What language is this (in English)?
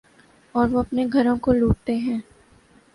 Urdu